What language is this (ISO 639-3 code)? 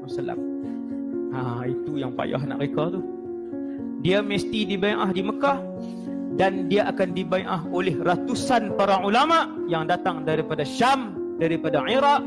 msa